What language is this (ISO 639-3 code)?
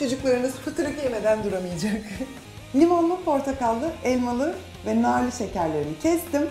tur